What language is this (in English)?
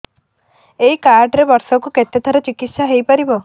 Odia